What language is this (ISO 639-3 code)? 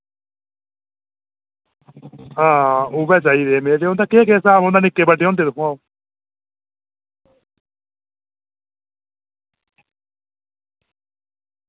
doi